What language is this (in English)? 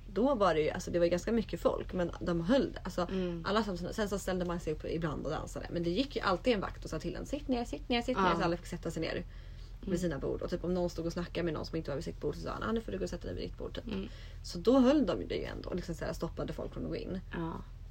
Swedish